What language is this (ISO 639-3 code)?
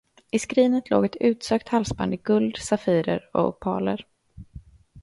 swe